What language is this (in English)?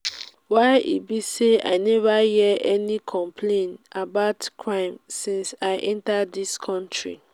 Nigerian Pidgin